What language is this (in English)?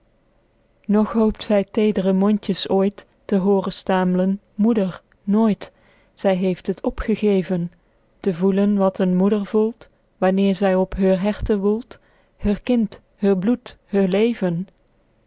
Dutch